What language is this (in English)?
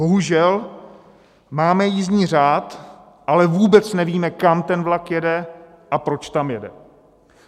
Czech